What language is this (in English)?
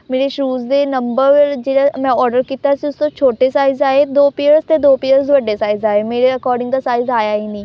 Punjabi